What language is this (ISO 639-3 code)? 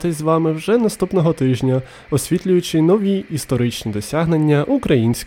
ukr